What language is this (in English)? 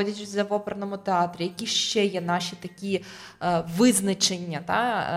Ukrainian